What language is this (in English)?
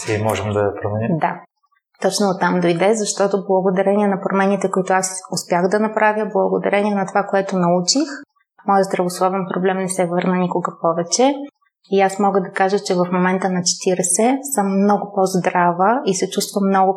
Bulgarian